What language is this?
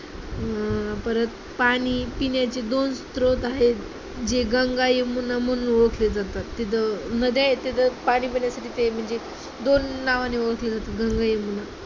Marathi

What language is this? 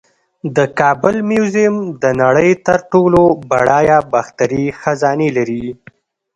Pashto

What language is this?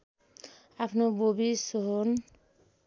Nepali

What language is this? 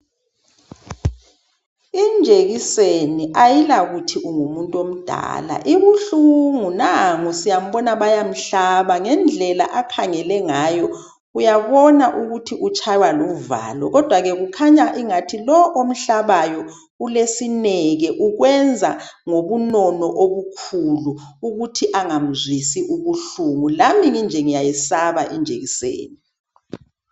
North Ndebele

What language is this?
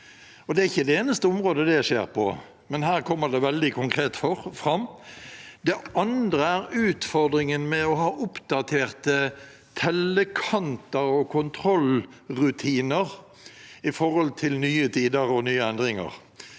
Norwegian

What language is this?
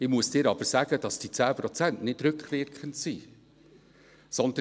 Swiss German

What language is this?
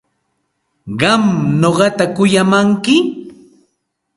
Santa Ana de Tusi Pasco Quechua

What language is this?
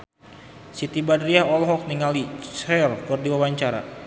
Sundanese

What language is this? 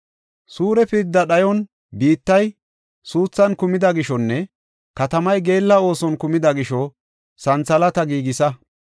Gofa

